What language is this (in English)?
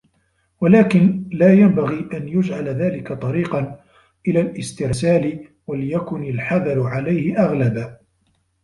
Arabic